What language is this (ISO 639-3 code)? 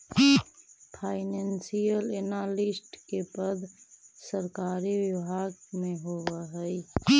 mag